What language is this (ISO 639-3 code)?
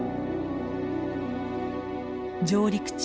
jpn